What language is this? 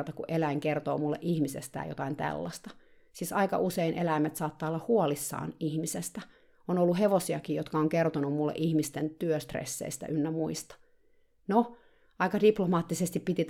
Finnish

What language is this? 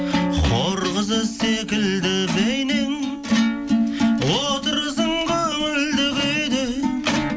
Kazakh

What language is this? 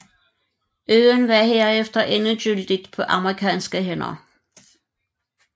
Danish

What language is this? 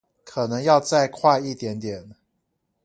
Chinese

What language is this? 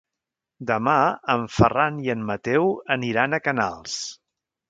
Catalan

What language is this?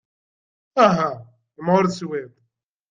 Kabyle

